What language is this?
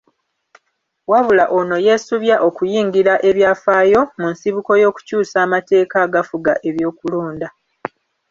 Ganda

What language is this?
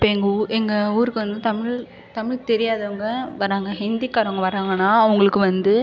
Tamil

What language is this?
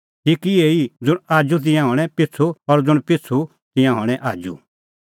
Kullu Pahari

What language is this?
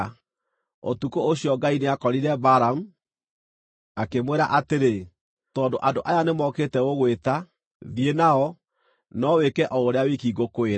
Kikuyu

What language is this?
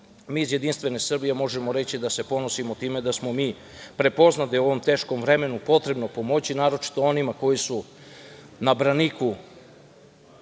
Serbian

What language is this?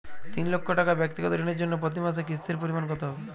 Bangla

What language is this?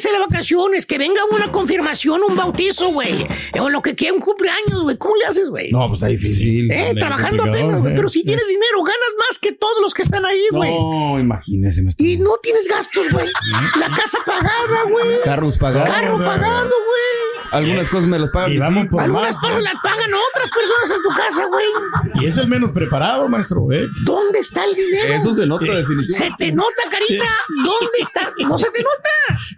Spanish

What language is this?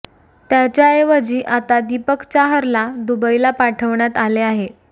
Marathi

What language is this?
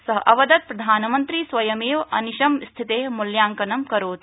Sanskrit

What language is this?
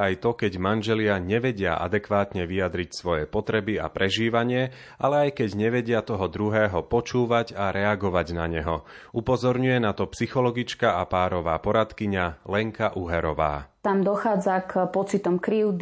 Slovak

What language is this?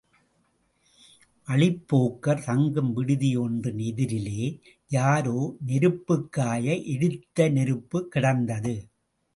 Tamil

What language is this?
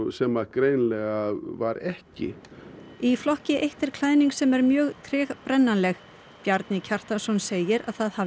Icelandic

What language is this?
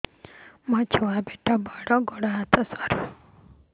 Odia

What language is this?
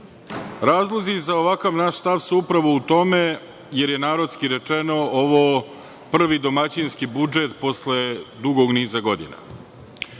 Serbian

